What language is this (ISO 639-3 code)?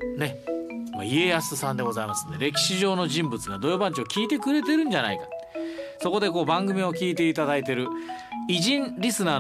jpn